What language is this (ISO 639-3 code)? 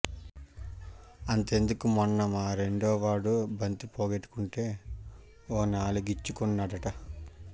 tel